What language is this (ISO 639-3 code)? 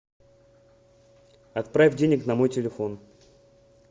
rus